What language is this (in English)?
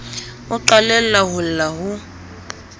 Southern Sotho